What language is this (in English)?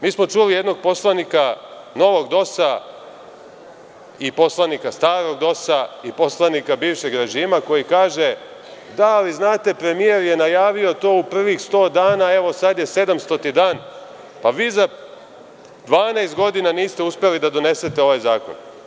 Serbian